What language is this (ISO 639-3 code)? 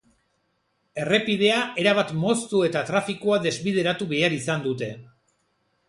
eus